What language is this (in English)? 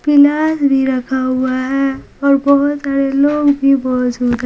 Hindi